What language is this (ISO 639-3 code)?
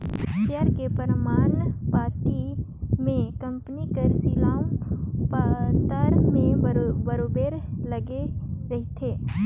hne